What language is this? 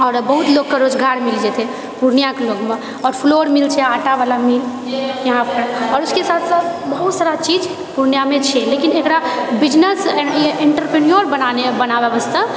Maithili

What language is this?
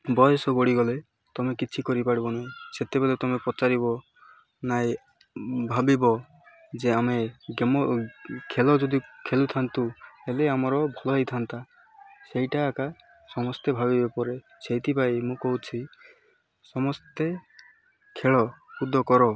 Odia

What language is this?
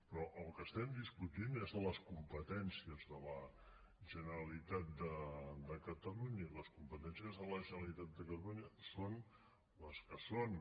Catalan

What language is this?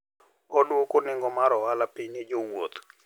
Luo (Kenya and Tanzania)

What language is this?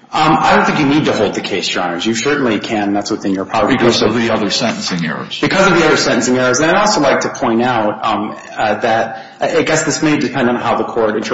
English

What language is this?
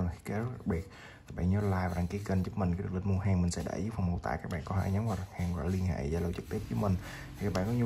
Vietnamese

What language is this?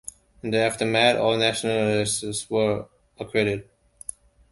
English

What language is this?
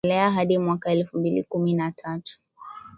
Swahili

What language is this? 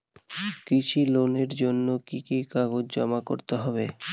Bangla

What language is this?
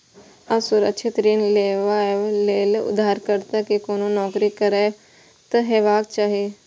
Maithili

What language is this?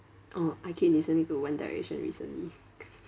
English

